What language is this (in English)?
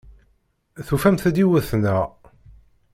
Kabyle